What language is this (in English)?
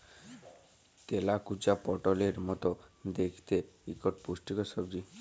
Bangla